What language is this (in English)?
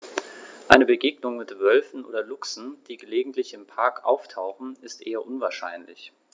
German